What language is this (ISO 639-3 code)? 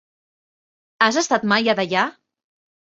cat